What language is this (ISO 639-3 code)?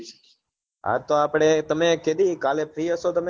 guj